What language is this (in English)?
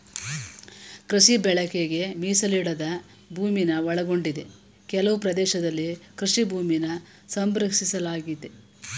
Kannada